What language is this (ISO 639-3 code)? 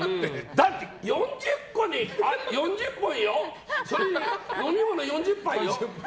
jpn